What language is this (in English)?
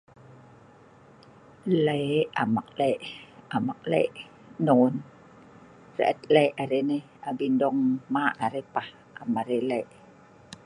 Sa'ban